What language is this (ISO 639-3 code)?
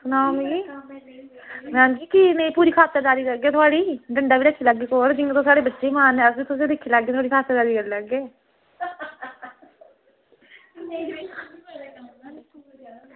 doi